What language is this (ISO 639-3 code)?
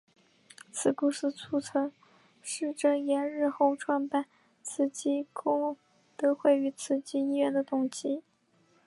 zho